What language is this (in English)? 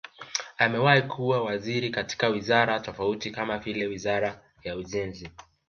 Swahili